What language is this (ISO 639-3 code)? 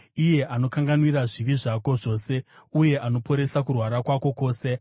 sna